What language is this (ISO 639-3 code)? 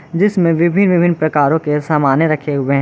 hin